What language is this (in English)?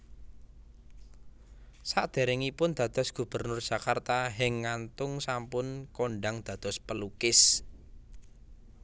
Javanese